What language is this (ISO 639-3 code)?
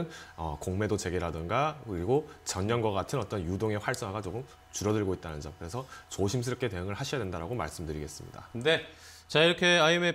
kor